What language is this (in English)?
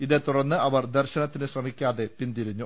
Malayalam